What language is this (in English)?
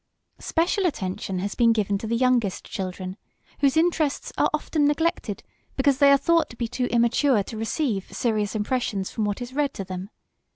English